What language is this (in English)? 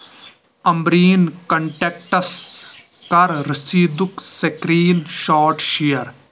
Kashmiri